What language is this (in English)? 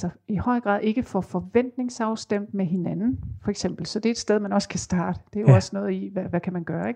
Danish